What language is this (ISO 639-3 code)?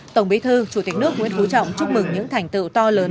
vie